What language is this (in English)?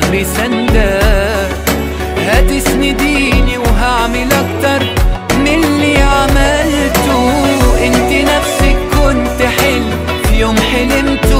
Arabic